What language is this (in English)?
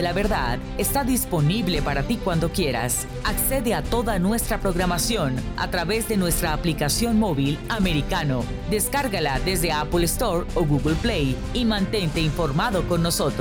Spanish